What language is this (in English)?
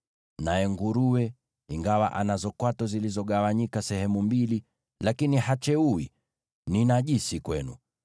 Swahili